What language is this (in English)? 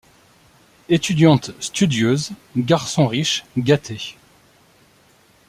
French